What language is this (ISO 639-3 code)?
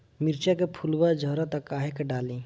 bho